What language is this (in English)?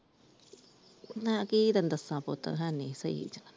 Punjabi